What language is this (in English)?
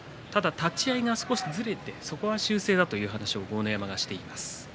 Japanese